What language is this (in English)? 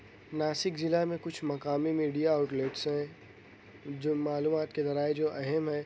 Urdu